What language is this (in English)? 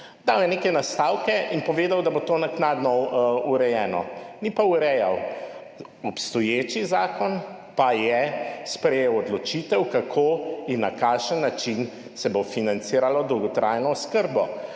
Slovenian